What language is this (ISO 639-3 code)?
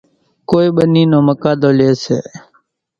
gjk